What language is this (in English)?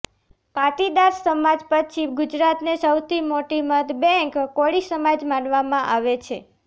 Gujarati